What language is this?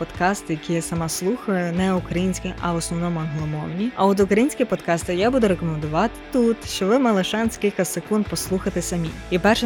Ukrainian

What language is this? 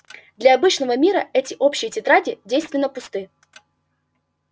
Russian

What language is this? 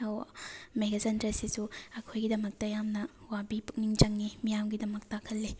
Manipuri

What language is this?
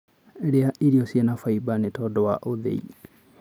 Kikuyu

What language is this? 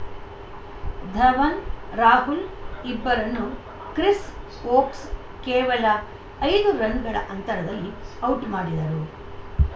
Kannada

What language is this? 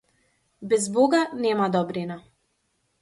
Macedonian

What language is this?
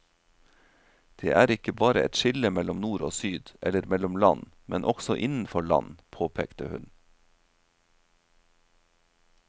Norwegian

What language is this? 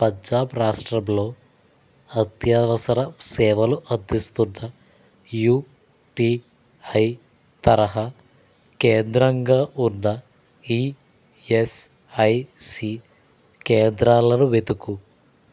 Telugu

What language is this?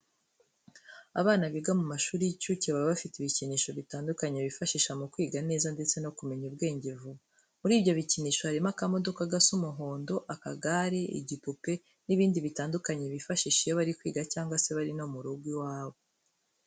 Kinyarwanda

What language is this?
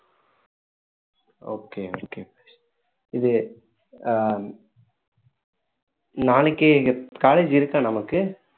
Tamil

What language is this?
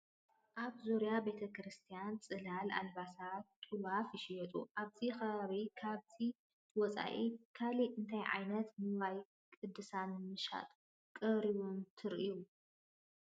Tigrinya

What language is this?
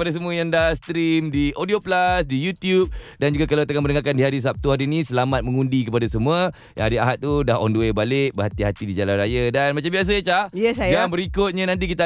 Malay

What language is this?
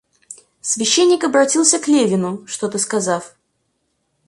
Russian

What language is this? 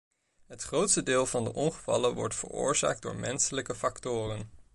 Dutch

